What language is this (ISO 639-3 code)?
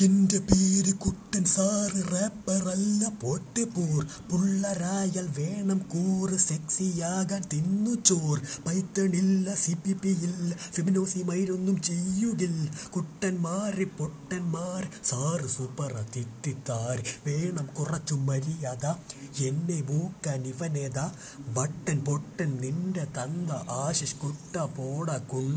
amh